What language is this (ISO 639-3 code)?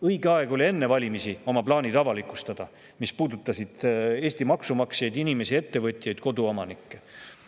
est